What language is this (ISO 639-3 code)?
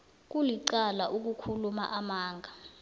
nbl